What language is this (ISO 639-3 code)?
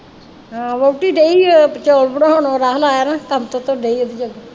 pan